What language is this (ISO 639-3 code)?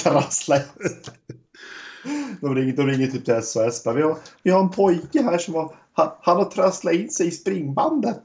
swe